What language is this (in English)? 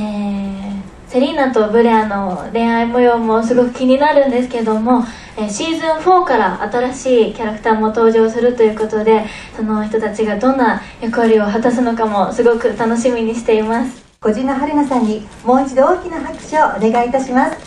Japanese